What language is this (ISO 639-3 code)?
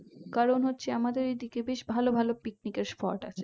ben